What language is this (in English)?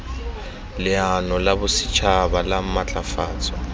Tswana